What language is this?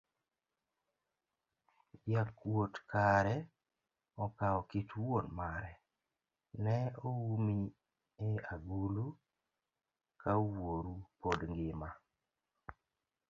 Luo (Kenya and Tanzania)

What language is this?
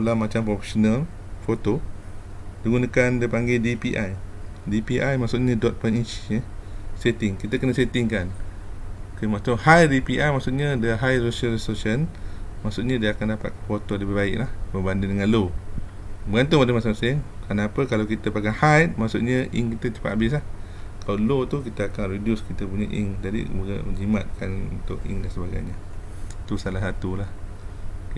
Malay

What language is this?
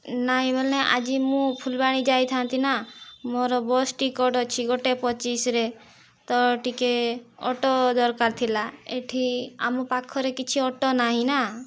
Odia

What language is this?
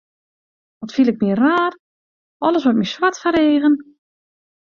Western Frisian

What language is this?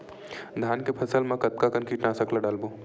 Chhattisgarhi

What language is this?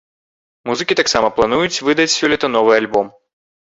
Belarusian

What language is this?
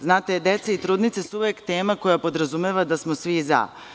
Serbian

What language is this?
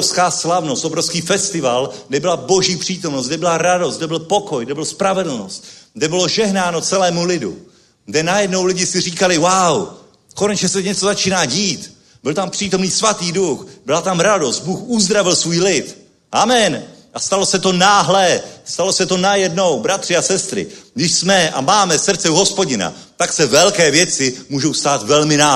Czech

